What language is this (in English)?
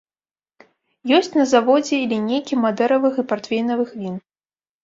Belarusian